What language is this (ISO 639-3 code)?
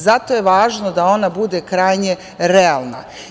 srp